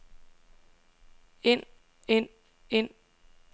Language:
Danish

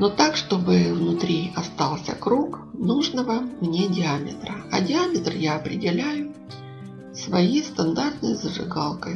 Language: Russian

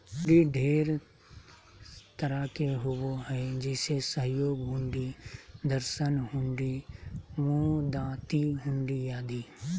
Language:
Magahi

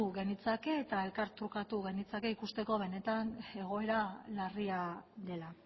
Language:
Basque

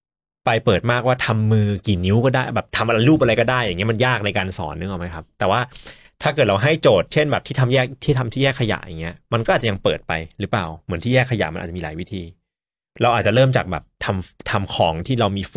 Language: Thai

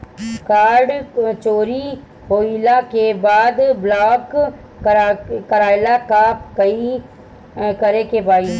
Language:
Bhojpuri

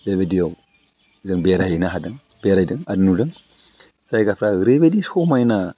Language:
Bodo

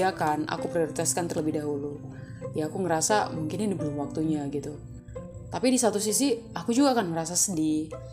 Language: Indonesian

